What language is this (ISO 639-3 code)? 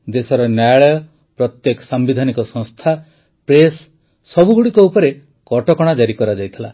ori